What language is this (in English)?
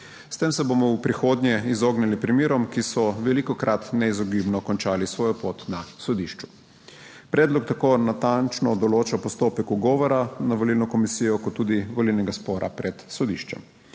Slovenian